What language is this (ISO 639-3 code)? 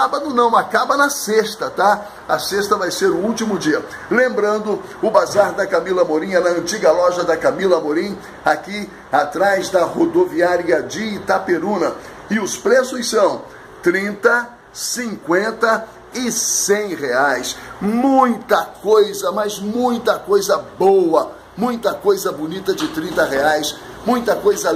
por